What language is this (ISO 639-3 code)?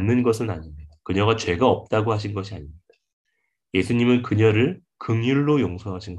kor